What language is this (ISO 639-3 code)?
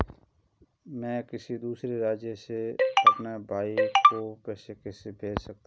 hin